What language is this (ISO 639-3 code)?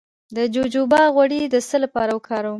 pus